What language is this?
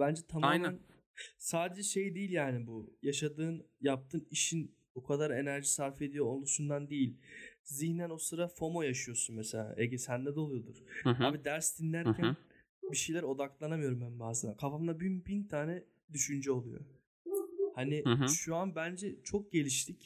Turkish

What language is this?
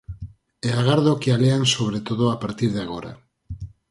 Galician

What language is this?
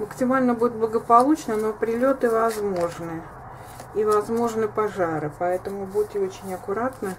Russian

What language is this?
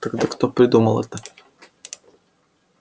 Russian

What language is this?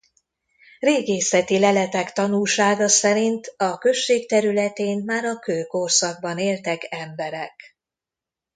Hungarian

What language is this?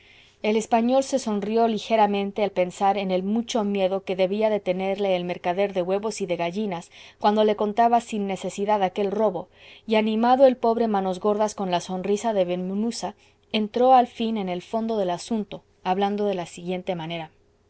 Spanish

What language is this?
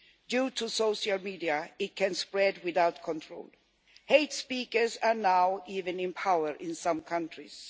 English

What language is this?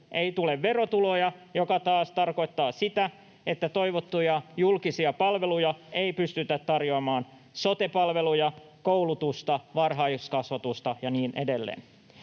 Finnish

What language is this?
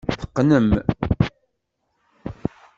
Kabyle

